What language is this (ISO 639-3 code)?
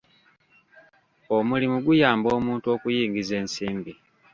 lug